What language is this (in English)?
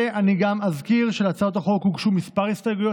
Hebrew